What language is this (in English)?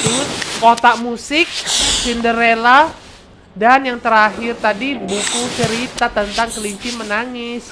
Indonesian